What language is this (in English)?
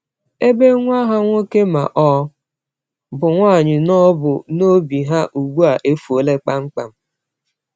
Igbo